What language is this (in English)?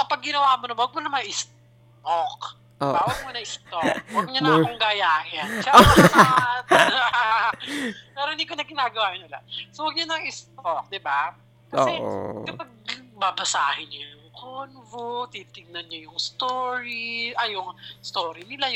Filipino